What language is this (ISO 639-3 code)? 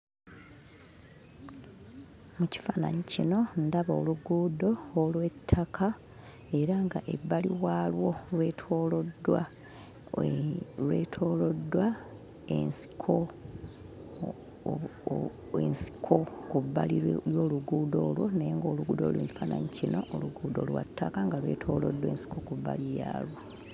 lug